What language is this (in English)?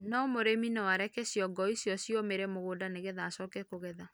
Kikuyu